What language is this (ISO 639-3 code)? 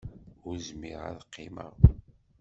kab